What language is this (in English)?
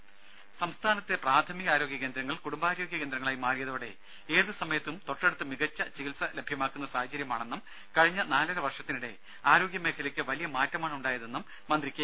Malayalam